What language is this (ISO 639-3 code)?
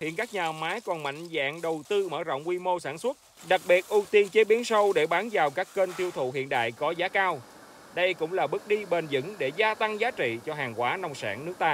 vie